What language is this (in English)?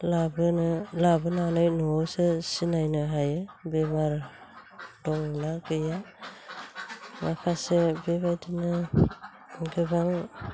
Bodo